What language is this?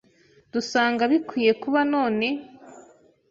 Kinyarwanda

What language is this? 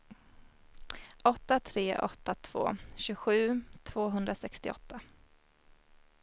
Swedish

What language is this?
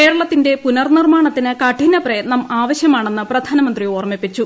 Malayalam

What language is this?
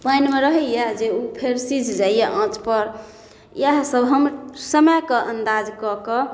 Maithili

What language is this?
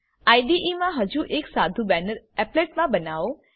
Gujarati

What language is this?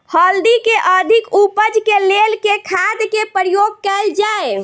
Maithili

